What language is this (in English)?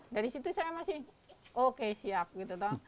Indonesian